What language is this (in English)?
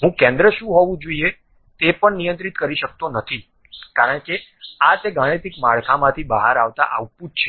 Gujarati